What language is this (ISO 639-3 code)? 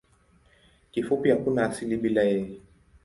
swa